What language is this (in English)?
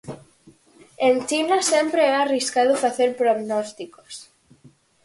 Galician